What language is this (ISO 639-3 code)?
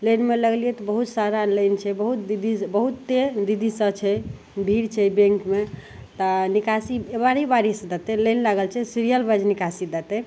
mai